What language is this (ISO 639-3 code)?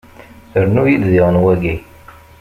kab